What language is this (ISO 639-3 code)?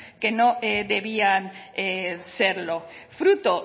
spa